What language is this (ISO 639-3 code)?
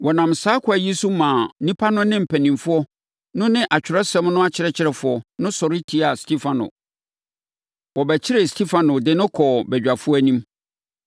aka